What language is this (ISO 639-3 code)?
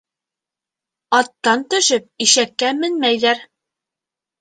bak